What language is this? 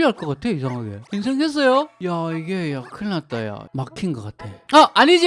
Korean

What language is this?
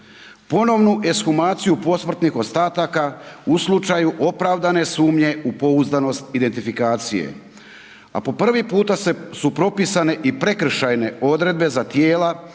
Croatian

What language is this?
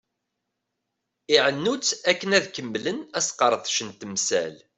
Kabyle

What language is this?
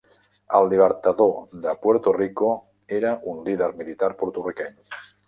Catalan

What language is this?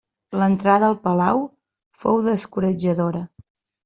Catalan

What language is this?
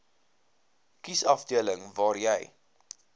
Afrikaans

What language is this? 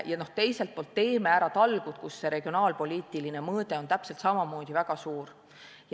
Estonian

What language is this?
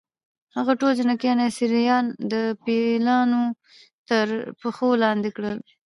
Pashto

